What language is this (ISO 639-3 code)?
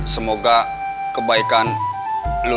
ind